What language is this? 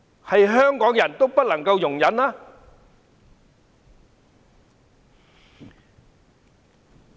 Cantonese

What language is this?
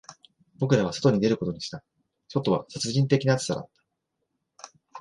Japanese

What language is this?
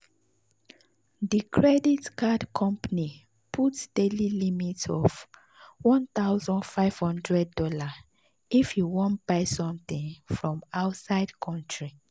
Nigerian Pidgin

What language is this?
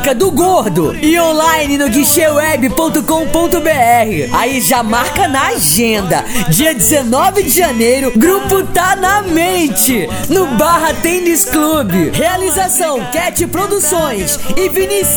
Portuguese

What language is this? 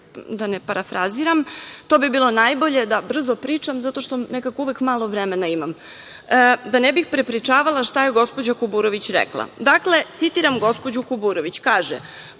Serbian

